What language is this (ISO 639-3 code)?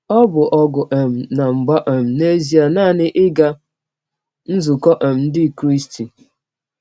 ibo